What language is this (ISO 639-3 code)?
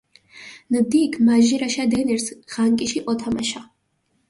xmf